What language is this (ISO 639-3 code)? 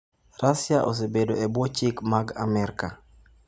luo